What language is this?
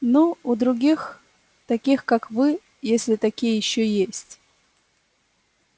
Russian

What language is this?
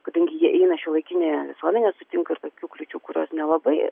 Lithuanian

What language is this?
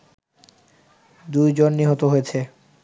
Bangla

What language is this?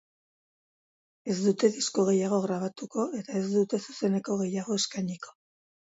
Basque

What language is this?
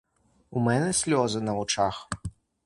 Ukrainian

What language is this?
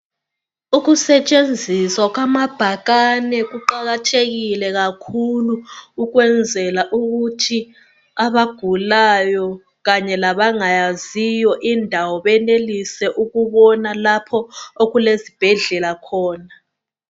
North Ndebele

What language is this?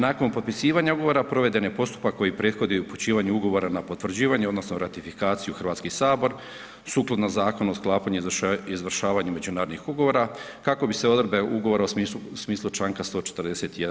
Croatian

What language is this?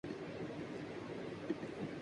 Urdu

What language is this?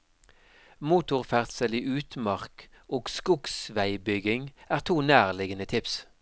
Norwegian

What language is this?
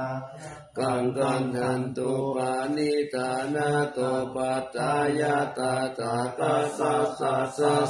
Thai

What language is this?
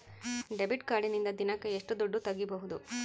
Kannada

